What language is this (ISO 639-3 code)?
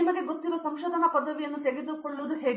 kan